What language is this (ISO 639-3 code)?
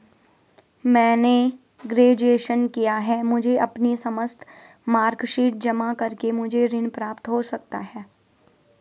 hin